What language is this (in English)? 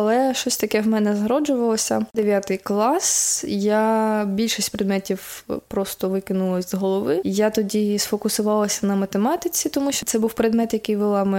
Ukrainian